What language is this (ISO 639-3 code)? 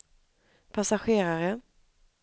swe